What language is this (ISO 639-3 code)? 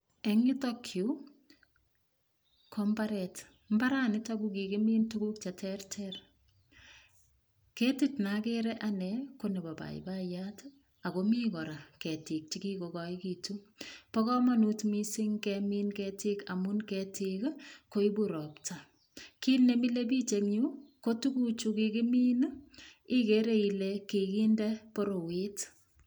kln